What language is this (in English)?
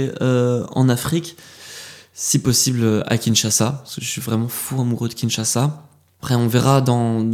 French